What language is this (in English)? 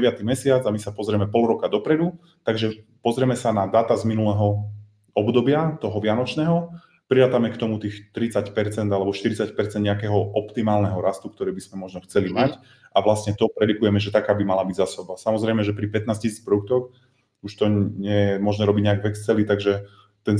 Slovak